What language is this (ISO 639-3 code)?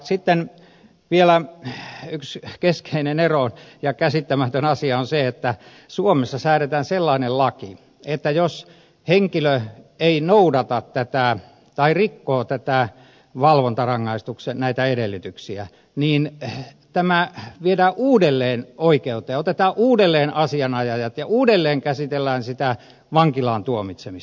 fin